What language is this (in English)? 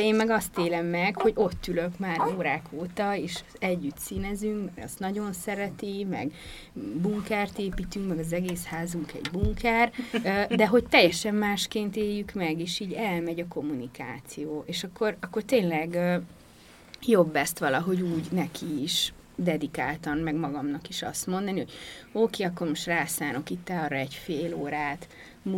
Hungarian